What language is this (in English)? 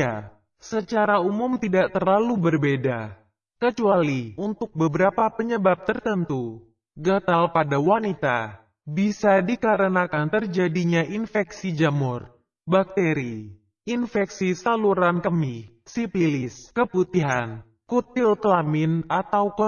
Indonesian